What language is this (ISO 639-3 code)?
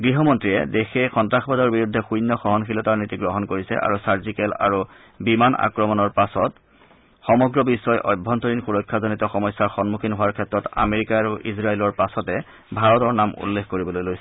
asm